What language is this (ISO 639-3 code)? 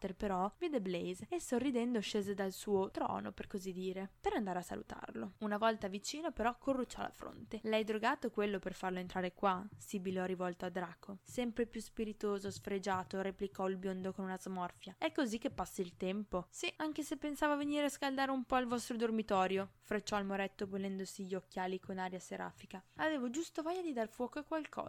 ita